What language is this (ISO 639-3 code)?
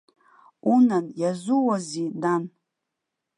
abk